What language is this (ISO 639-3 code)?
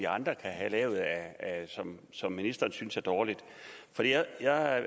dan